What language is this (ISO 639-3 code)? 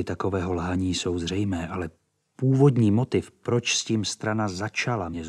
ces